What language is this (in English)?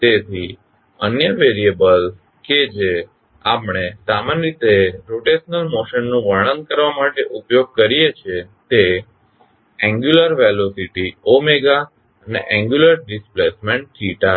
Gujarati